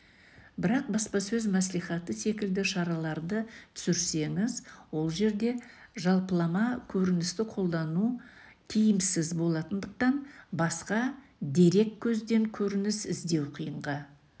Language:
Kazakh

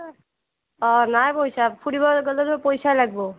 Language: Assamese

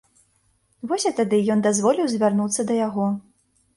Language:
Belarusian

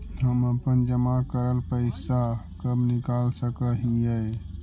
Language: Magahi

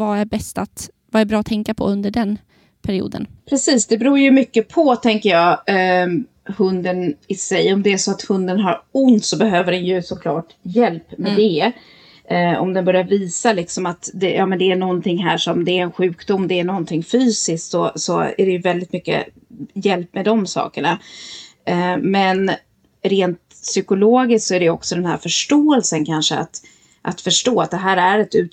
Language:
Swedish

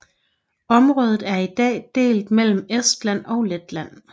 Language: Danish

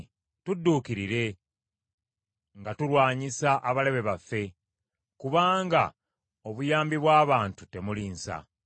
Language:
Ganda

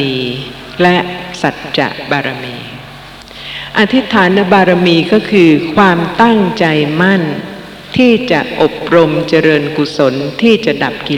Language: Thai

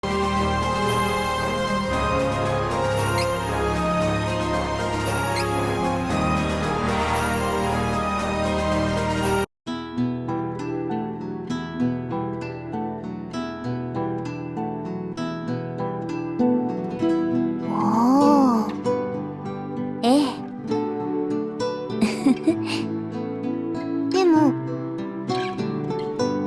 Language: Japanese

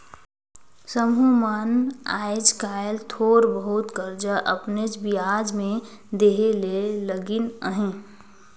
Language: Chhattisgarhi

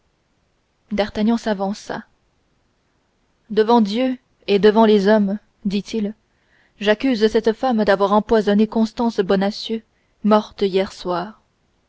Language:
French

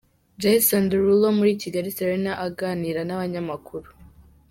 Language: Kinyarwanda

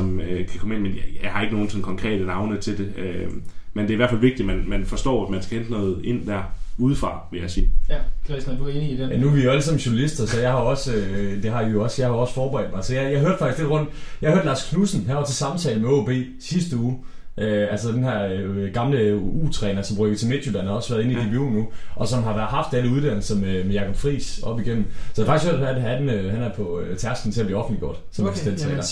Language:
Danish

